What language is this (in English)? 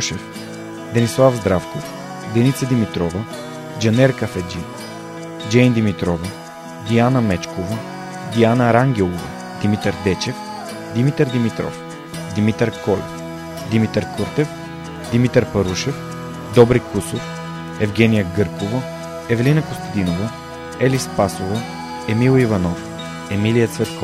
Bulgarian